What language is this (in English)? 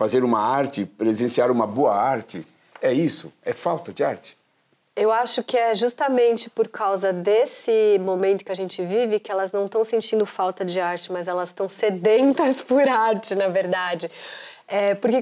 Portuguese